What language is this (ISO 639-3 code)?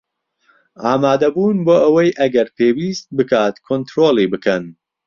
ckb